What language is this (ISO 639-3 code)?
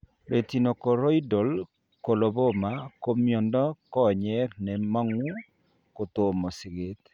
kln